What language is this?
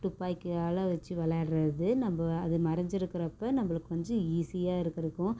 Tamil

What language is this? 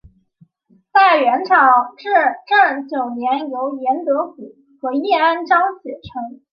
Chinese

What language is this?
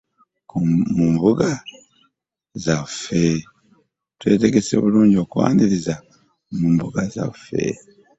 Ganda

